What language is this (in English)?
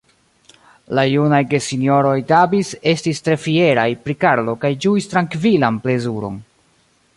Esperanto